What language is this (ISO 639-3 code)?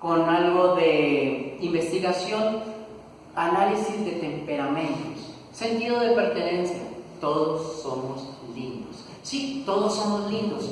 spa